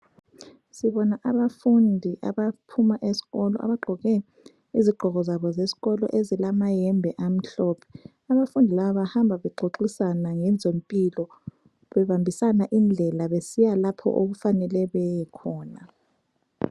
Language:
North Ndebele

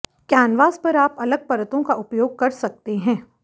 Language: Hindi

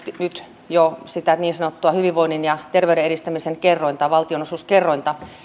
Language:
Finnish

